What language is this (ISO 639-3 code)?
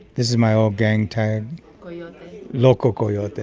eng